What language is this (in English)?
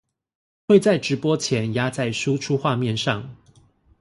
Chinese